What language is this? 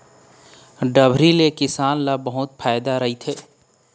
Chhattisgarhi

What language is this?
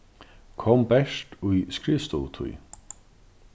Faroese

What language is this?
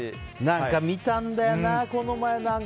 Japanese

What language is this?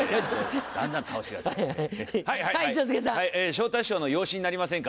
Japanese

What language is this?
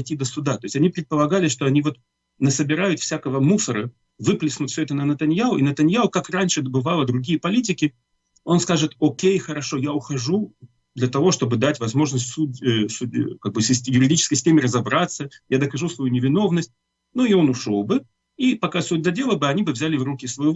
Russian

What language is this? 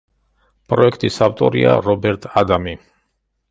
Georgian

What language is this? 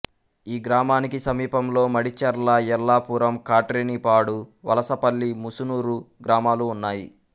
Telugu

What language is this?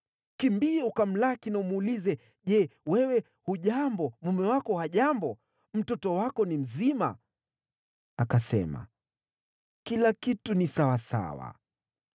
Swahili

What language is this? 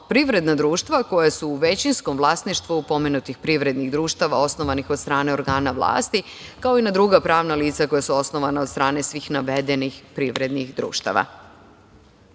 Serbian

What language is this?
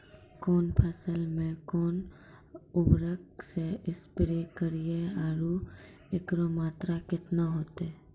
Maithili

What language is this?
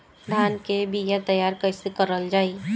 Bhojpuri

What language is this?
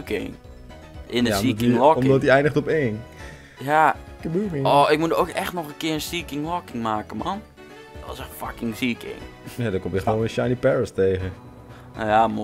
Dutch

